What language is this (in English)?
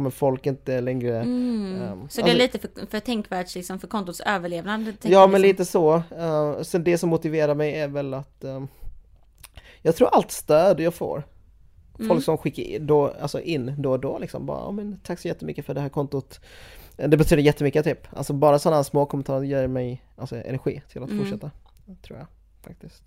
Swedish